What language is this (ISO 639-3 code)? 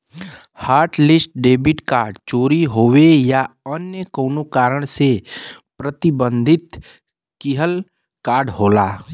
bho